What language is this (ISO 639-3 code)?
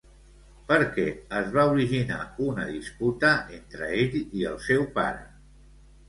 cat